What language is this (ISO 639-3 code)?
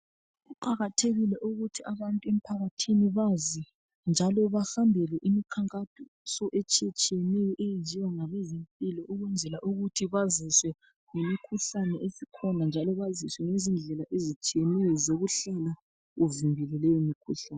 nde